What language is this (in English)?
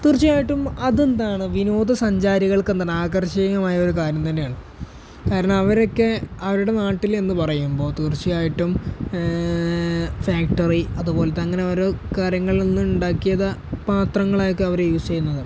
Malayalam